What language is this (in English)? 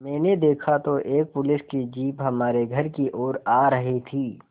Hindi